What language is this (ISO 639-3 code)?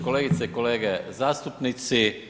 hrv